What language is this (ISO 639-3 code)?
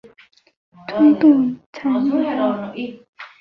zho